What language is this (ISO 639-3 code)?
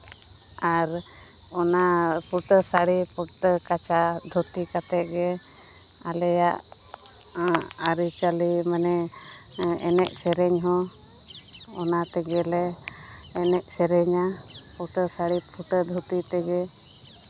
sat